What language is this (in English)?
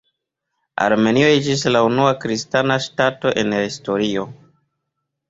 Esperanto